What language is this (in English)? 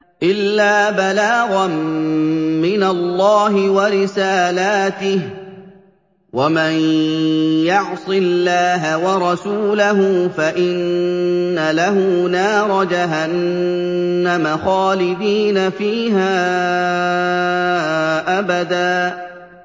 Arabic